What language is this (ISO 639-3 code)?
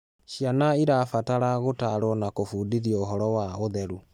kik